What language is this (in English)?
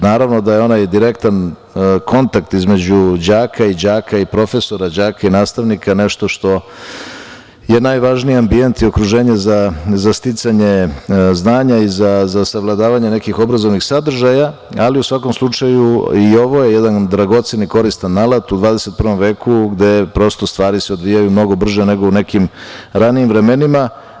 Serbian